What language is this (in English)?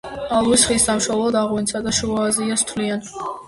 Georgian